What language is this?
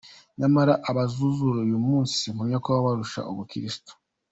Kinyarwanda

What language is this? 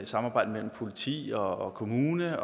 Danish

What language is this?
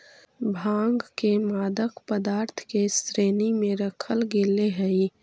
Magahi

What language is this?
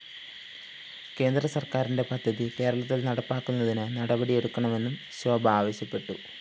Malayalam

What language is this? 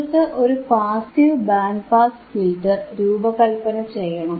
Malayalam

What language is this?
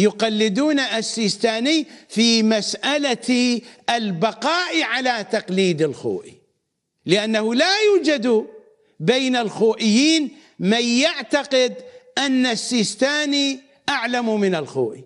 Arabic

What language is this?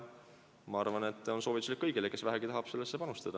Estonian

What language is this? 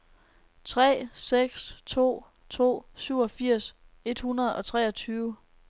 Danish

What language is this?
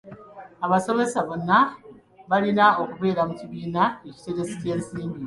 Ganda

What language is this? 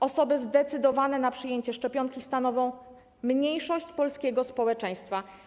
Polish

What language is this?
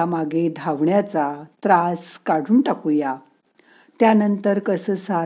Marathi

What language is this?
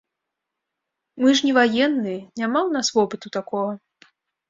Belarusian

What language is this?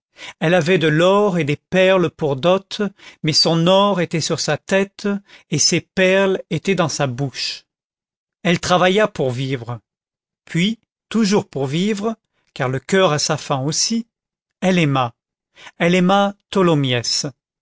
French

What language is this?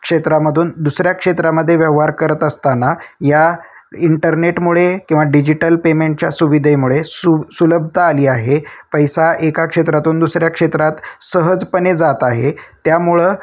Marathi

